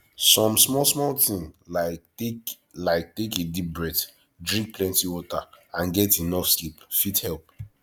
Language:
Nigerian Pidgin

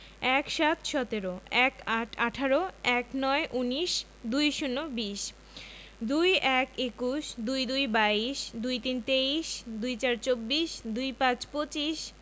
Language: Bangla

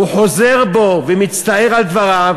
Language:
Hebrew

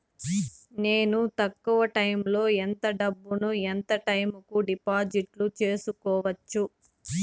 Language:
Telugu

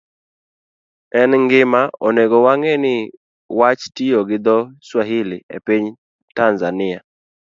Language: Luo (Kenya and Tanzania)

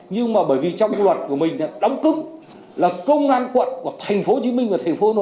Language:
Vietnamese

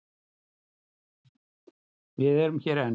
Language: Icelandic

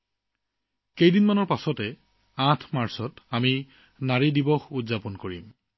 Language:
Assamese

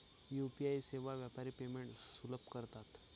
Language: Marathi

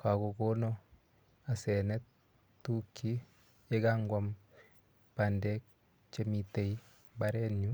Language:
Kalenjin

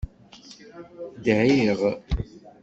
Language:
Kabyle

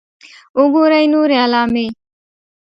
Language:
Pashto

